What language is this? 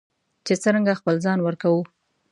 Pashto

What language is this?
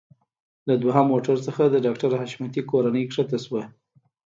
Pashto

